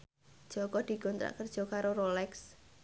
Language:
Javanese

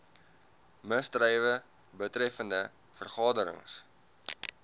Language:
Afrikaans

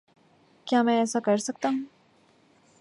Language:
Urdu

